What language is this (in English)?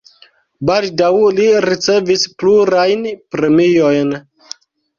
Esperanto